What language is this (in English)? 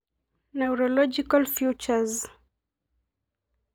Masai